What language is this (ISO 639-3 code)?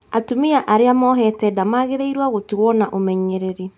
kik